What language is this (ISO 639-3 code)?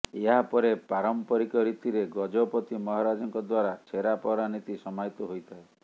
ori